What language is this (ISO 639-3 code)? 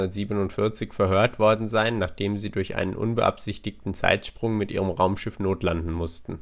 deu